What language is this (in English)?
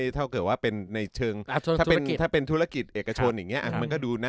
Thai